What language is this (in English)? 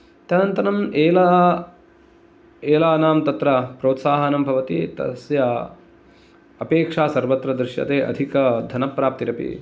Sanskrit